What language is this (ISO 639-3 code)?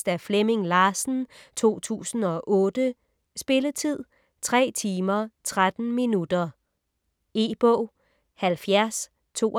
dan